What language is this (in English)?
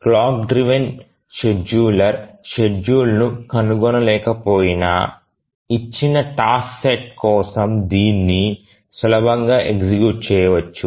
Telugu